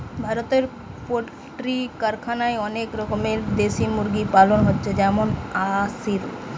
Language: Bangla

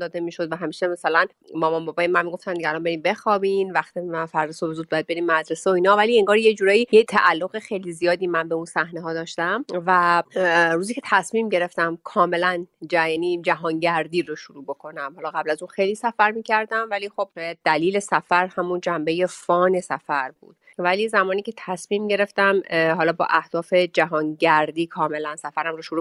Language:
Persian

